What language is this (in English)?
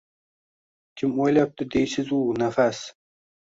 Uzbek